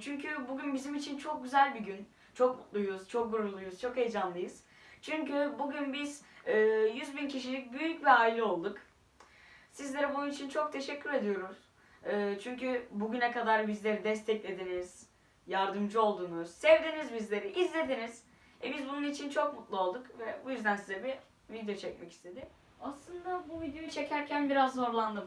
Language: Turkish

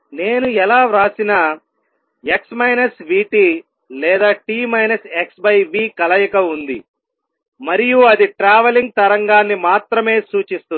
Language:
Telugu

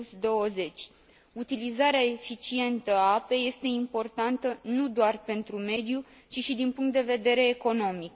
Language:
Romanian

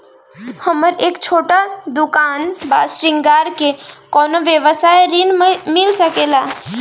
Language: Bhojpuri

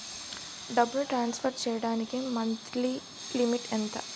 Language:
Telugu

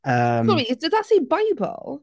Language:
Welsh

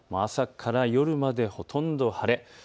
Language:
Japanese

